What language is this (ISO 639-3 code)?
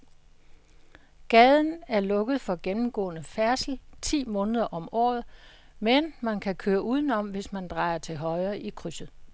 dan